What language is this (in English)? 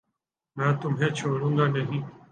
Urdu